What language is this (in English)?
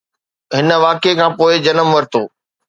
Sindhi